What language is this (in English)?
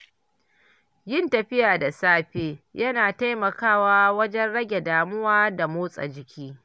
Hausa